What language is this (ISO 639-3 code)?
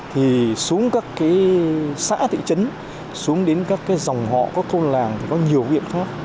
vie